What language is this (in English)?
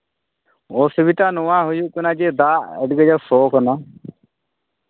Santali